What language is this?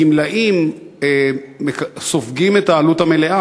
Hebrew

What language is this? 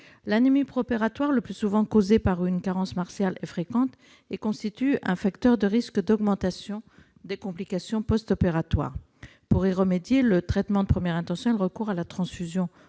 French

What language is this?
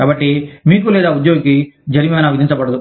Telugu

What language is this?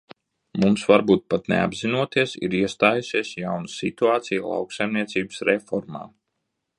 Latvian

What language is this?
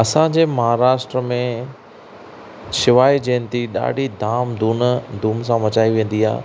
Sindhi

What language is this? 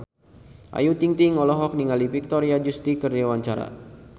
Sundanese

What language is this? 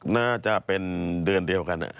Thai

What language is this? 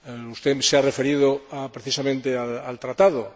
Spanish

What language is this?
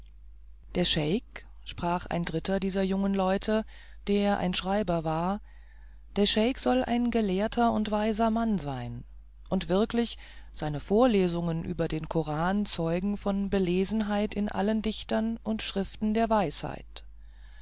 German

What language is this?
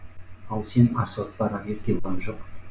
Kazakh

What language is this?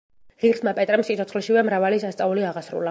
Georgian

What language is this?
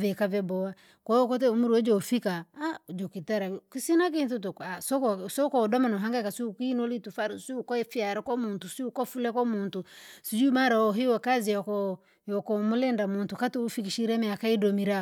Langi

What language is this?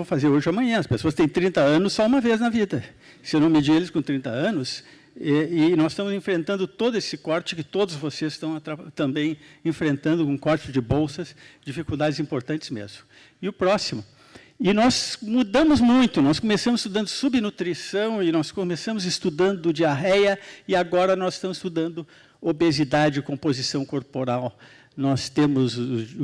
Portuguese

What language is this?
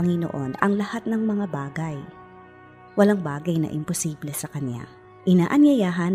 Filipino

